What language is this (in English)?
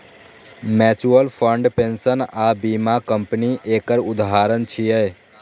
Maithili